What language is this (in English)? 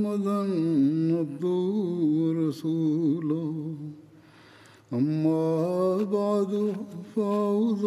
Bulgarian